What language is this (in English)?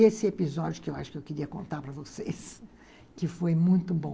Portuguese